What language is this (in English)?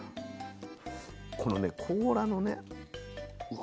Japanese